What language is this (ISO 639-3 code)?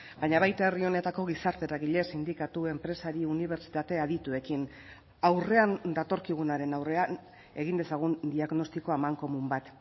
eus